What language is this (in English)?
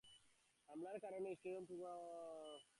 Bangla